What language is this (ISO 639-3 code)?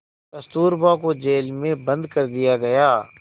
hin